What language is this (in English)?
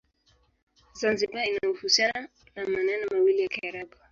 Swahili